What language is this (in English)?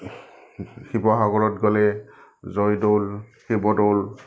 Assamese